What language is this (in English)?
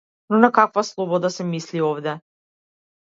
Macedonian